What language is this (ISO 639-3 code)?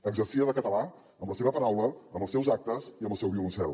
cat